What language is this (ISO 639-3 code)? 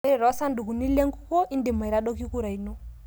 mas